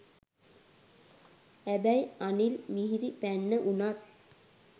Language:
Sinhala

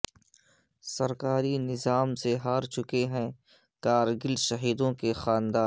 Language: Urdu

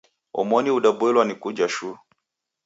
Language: Taita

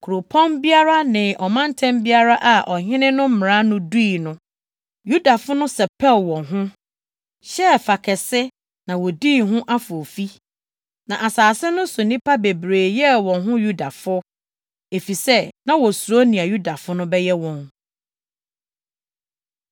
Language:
Akan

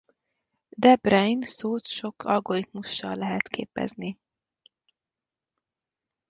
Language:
Hungarian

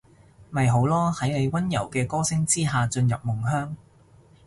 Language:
Cantonese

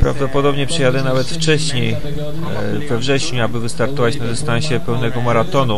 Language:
Polish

